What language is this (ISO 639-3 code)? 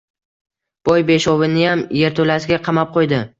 uzb